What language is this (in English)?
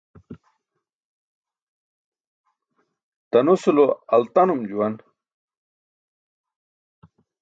Burushaski